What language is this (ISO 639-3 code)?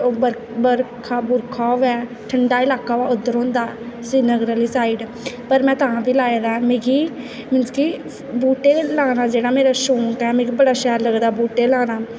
doi